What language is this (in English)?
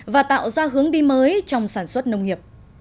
Vietnamese